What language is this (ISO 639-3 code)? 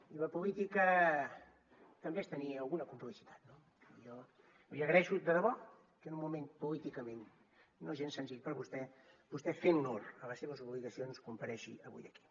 cat